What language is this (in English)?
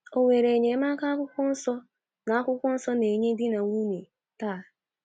Igbo